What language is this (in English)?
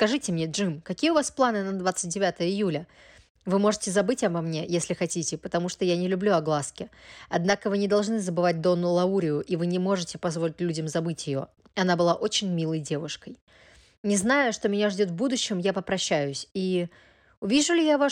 Russian